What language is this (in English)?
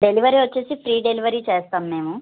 Telugu